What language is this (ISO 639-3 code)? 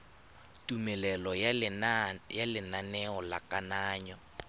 tsn